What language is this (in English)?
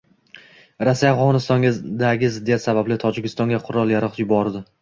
Uzbek